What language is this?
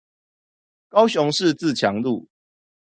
Chinese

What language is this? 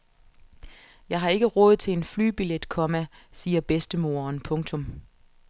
Danish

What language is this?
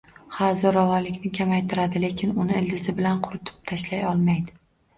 Uzbek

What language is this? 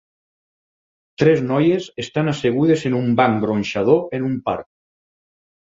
Catalan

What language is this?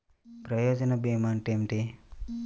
Telugu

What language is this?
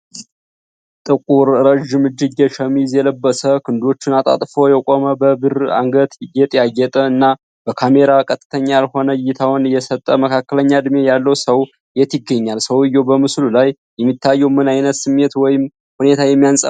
Amharic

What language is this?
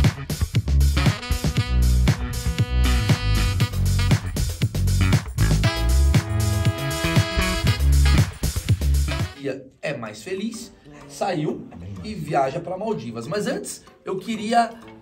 Portuguese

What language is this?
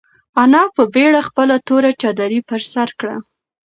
Pashto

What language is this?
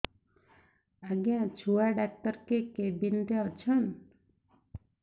Odia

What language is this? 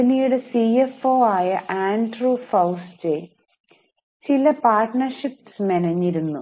Malayalam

